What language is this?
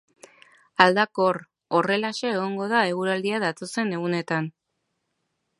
Basque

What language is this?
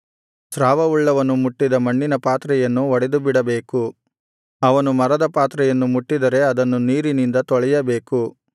Kannada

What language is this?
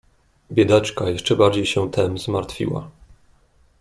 Polish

